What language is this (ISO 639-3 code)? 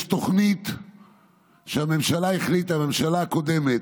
heb